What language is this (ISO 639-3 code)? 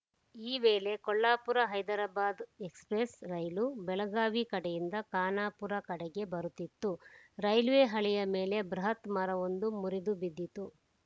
kan